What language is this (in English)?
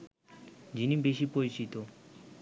Bangla